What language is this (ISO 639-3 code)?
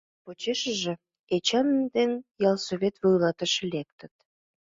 chm